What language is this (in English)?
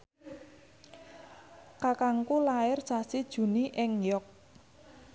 Javanese